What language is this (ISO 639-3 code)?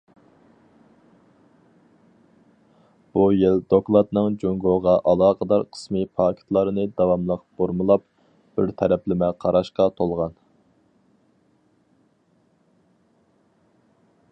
uig